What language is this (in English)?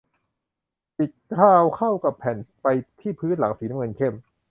Thai